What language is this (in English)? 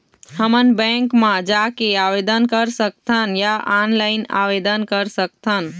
Chhattisgarhi